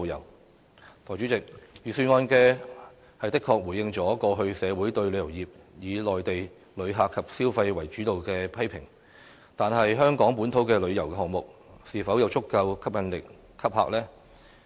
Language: Cantonese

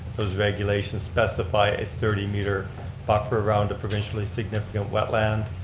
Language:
English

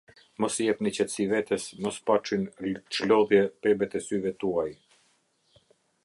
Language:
Albanian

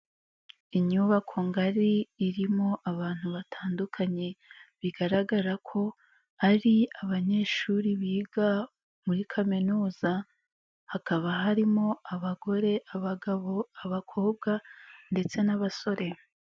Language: Kinyarwanda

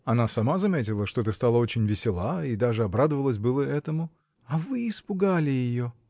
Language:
Russian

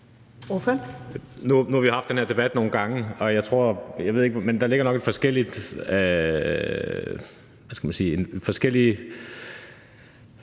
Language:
Danish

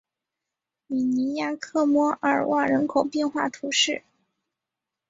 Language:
Chinese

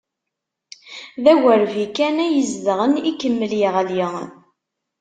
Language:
Kabyle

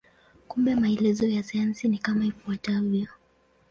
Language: Swahili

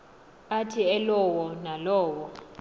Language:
Xhosa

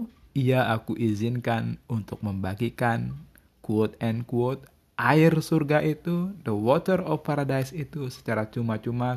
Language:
Indonesian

